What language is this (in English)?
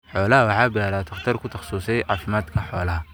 Somali